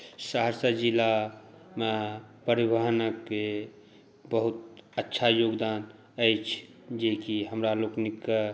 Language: Maithili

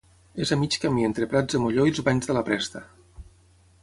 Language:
Catalan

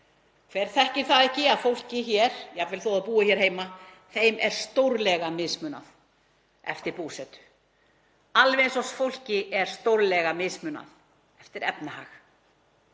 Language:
Icelandic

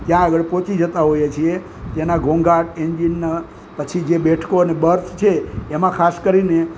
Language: Gujarati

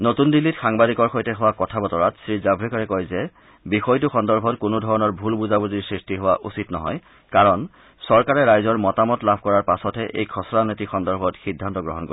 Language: Assamese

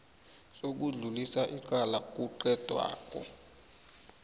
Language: South Ndebele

